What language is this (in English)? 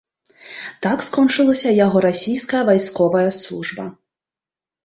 Belarusian